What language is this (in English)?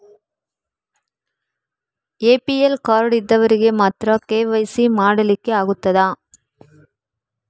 Kannada